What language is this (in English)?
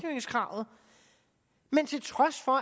Danish